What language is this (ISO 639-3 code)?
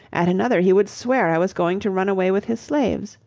eng